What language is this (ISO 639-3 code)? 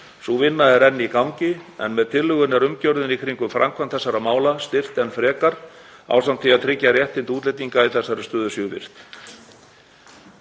isl